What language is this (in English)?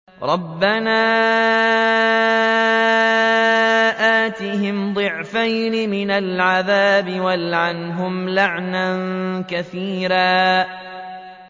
Arabic